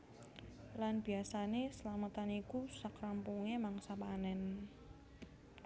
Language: Javanese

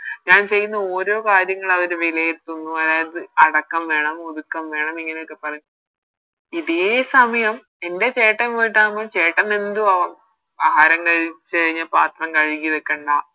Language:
Malayalam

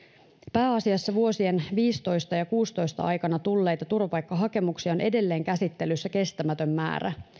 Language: Finnish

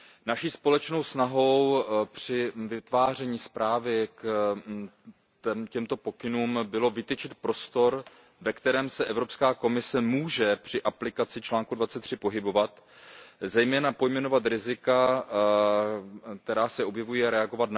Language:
Czech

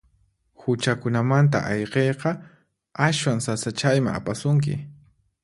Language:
Puno Quechua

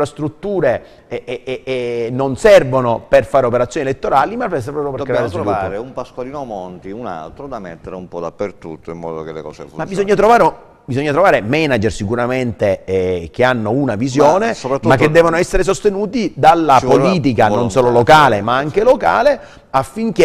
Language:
Italian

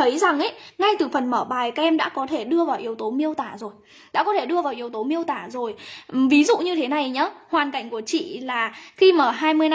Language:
Vietnamese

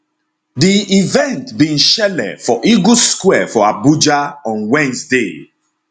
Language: Nigerian Pidgin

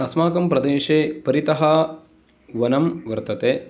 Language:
Sanskrit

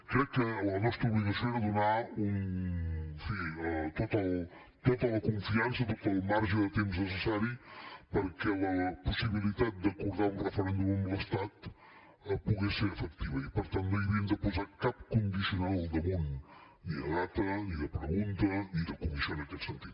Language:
Catalan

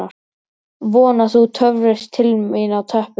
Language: Icelandic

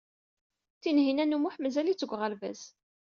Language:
Kabyle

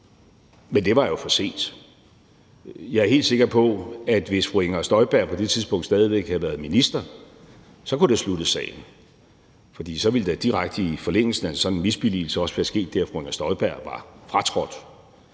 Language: Danish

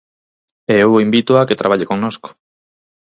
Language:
Galician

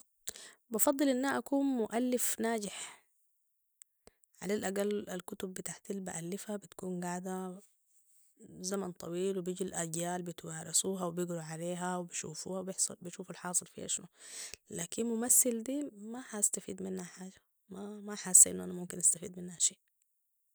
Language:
Sudanese Arabic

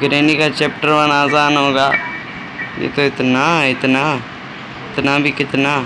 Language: Hindi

